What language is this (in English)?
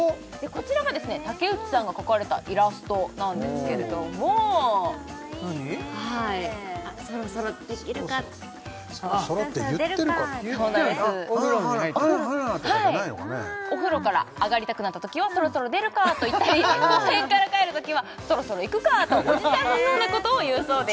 Japanese